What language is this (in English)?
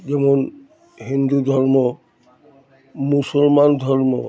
Bangla